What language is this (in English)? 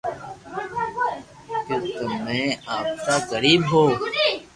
Loarki